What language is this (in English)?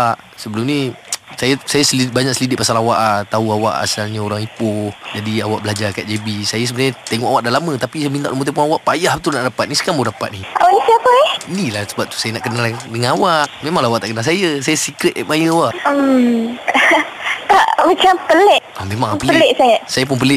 Malay